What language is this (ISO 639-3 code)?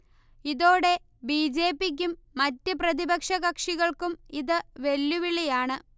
mal